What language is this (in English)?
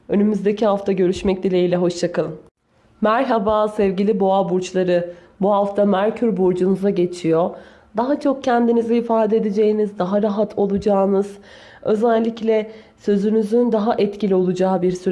Turkish